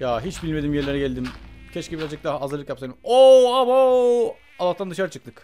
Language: Turkish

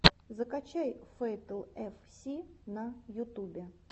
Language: Russian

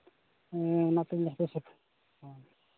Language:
Santali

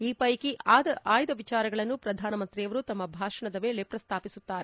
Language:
Kannada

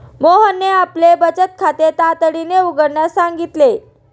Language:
Marathi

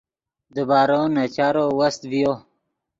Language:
Yidgha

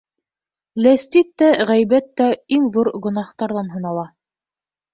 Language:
Bashkir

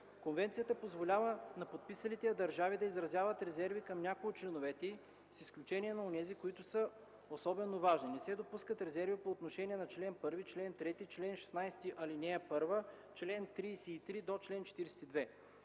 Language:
Bulgarian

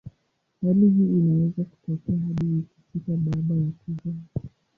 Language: Swahili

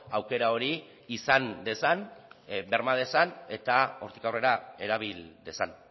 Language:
Basque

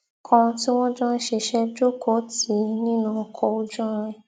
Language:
Yoruba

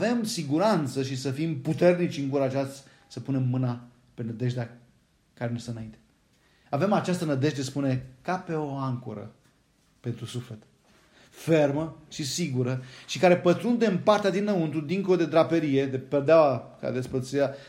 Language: Romanian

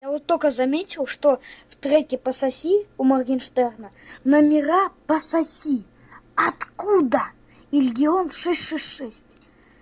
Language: Russian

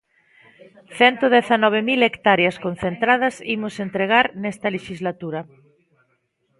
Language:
Galician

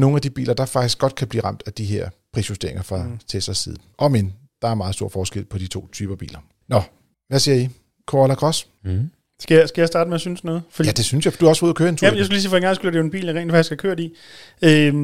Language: Danish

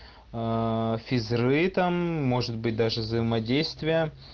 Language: Russian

